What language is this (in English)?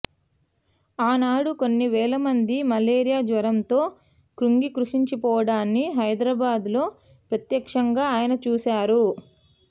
Telugu